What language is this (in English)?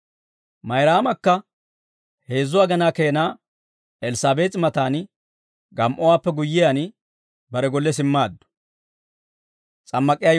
Dawro